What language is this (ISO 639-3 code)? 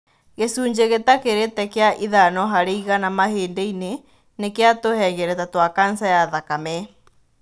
kik